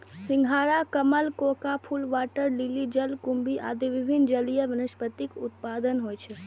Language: Maithili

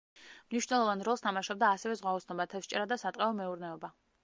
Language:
Georgian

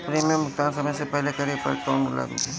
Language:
Bhojpuri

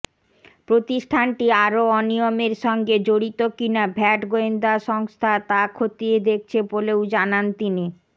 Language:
Bangla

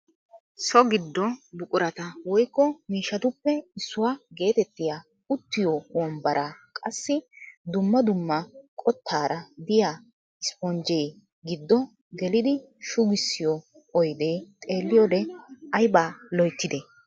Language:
Wolaytta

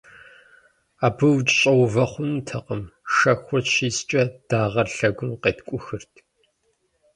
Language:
Kabardian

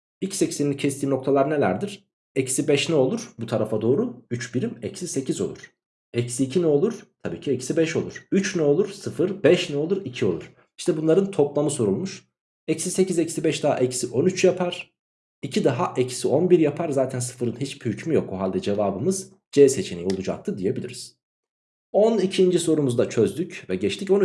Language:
Turkish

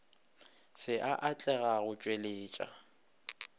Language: Northern Sotho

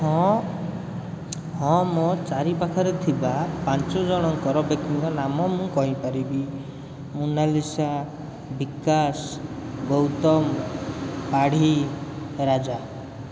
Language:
Odia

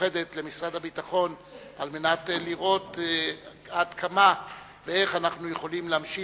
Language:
Hebrew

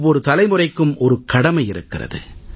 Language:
Tamil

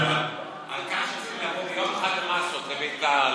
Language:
Hebrew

